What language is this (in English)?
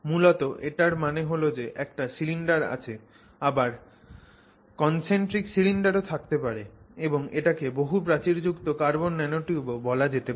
Bangla